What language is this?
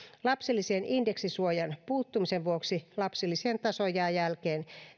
Finnish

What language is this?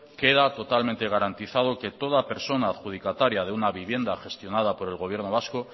Spanish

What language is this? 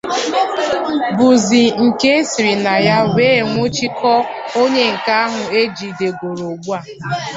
Igbo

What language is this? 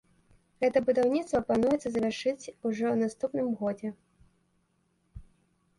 Belarusian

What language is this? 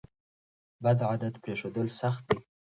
Pashto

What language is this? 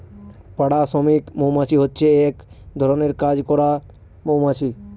Bangla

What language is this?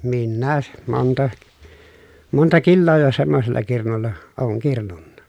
Finnish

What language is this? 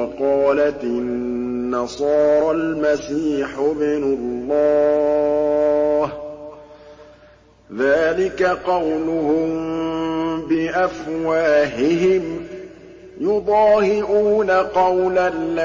Arabic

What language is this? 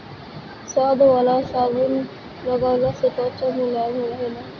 Bhojpuri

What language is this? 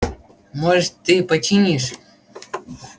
Russian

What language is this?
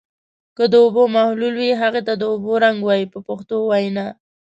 Pashto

